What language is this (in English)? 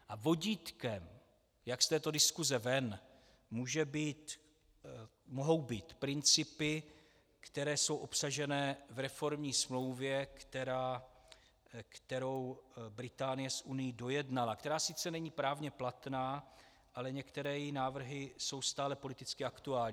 Czech